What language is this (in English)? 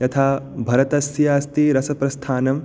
Sanskrit